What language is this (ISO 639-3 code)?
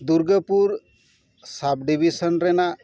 sat